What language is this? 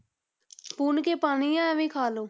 Punjabi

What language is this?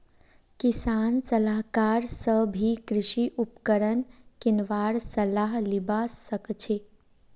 Magahi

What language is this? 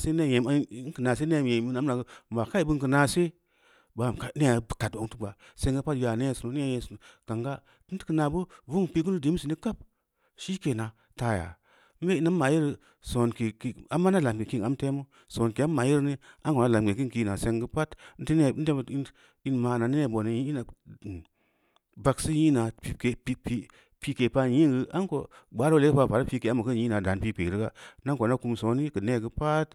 Samba Leko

